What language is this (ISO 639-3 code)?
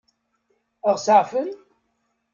kab